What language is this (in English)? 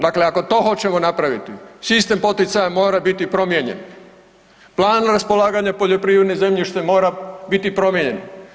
Croatian